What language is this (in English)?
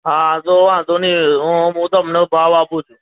Gujarati